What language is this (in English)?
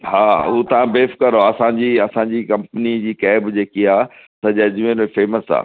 Sindhi